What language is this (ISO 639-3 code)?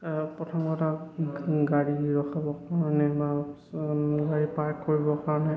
asm